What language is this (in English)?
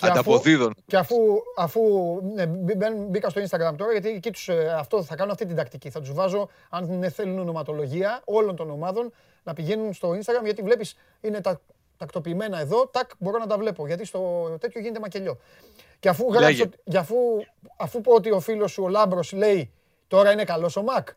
Greek